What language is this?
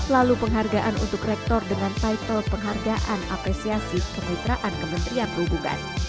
Indonesian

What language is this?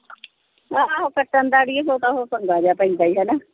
Punjabi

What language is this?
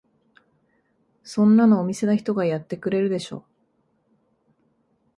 Japanese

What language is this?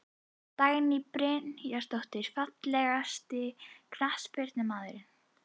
Icelandic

